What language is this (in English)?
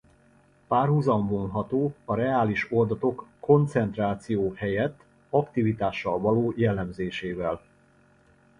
Hungarian